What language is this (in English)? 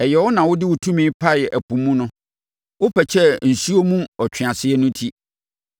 Akan